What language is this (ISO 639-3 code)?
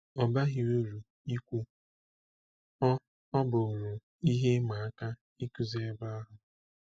ibo